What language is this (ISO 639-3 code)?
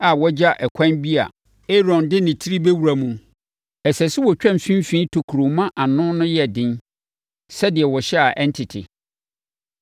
aka